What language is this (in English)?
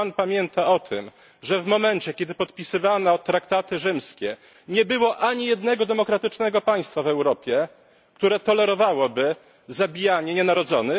Polish